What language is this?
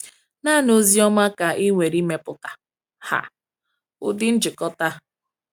Igbo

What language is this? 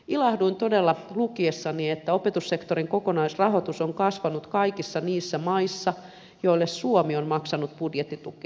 Finnish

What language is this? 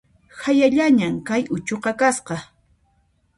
Puno Quechua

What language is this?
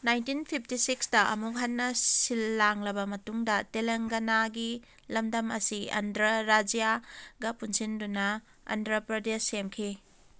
Manipuri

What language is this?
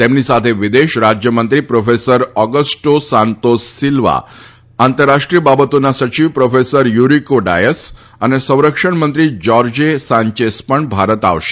Gujarati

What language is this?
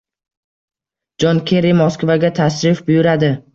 Uzbek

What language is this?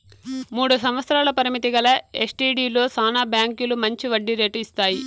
Telugu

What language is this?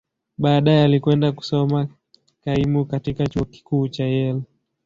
Swahili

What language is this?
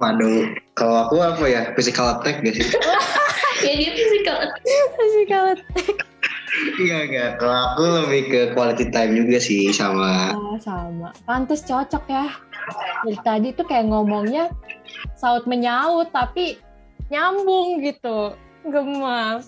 Indonesian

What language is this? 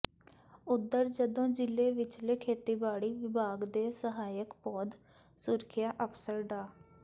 Punjabi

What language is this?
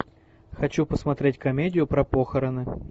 Russian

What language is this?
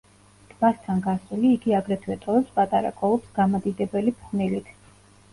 Georgian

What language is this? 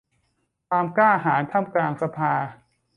Thai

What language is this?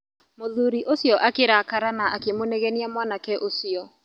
Kikuyu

